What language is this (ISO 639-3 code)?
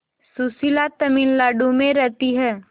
hin